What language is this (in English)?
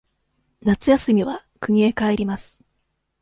Japanese